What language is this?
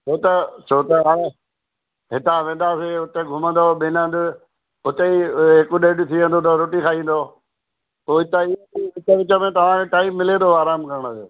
Sindhi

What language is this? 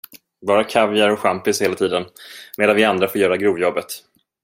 Swedish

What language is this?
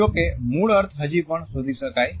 Gujarati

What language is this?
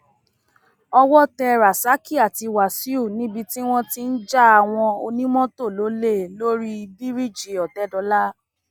Yoruba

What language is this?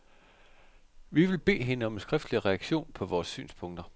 Danish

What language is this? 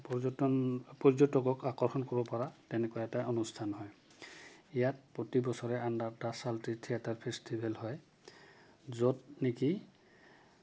Assamese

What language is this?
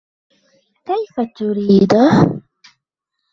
Arabic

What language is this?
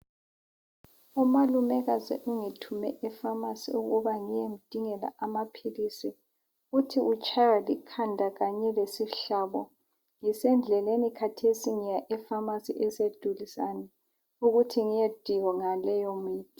North Ndebele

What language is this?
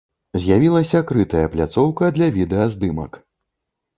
Belarusian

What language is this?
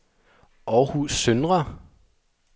Danish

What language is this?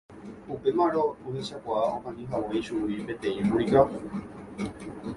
Guarani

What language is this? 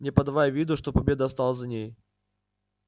Russian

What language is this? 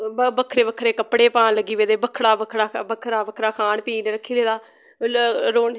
Dogri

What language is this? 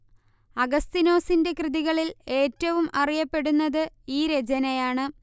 Malayalam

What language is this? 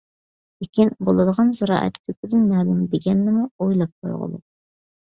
Uyghur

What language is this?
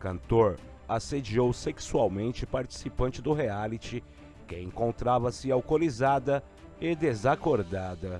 Portuguese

